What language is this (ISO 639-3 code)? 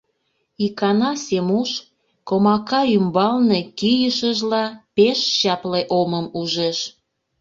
chm